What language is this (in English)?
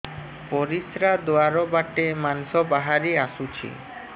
Odia